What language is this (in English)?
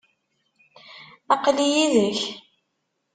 Kabyle